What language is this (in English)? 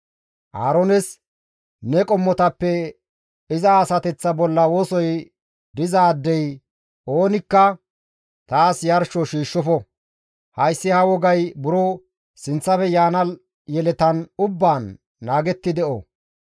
Gamo